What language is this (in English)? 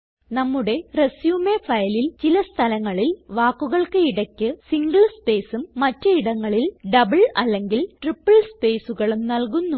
Malayalam